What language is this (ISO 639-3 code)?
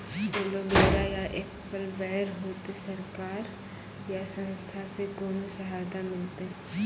mai